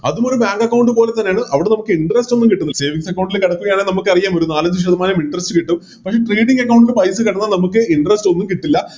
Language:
Malayalam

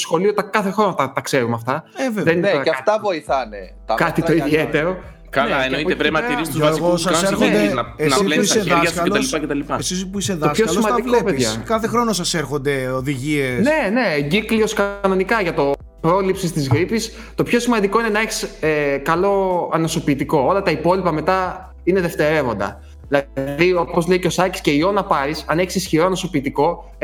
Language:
Greek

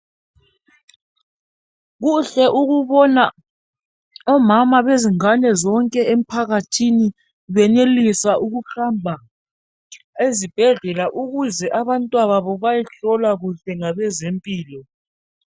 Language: North Ndebele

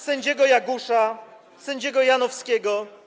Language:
Polish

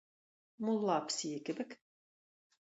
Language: Tatar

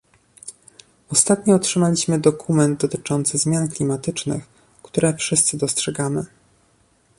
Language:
Polish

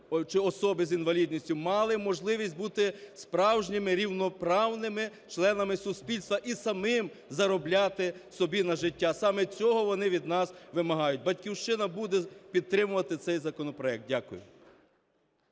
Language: Ukrainian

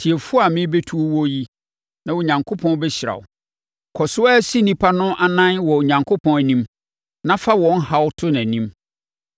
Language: Akan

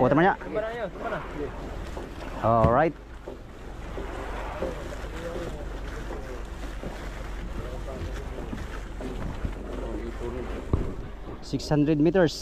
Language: Filipino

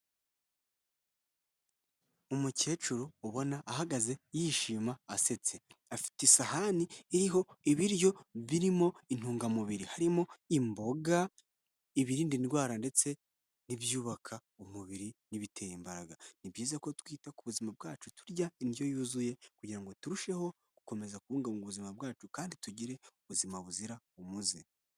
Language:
Kinyarwanda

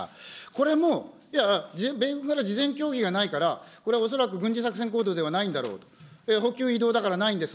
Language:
Japanese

